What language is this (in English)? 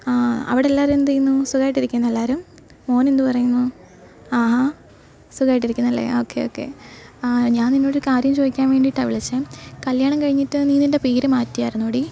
Malayalam